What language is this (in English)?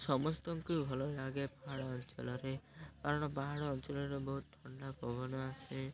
Odia